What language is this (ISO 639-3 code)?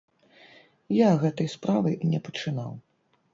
bel